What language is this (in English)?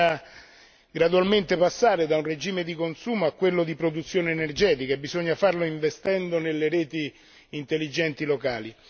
Italian